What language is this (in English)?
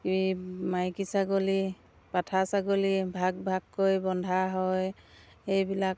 Assamese